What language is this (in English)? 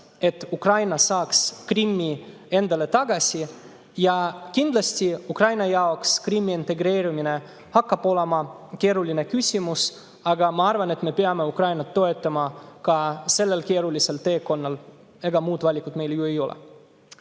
Estonian